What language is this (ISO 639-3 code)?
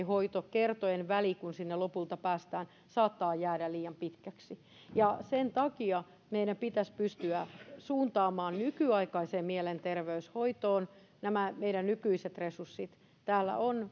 fin